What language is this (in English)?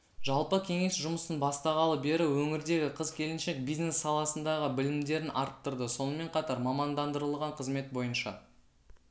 Kazakh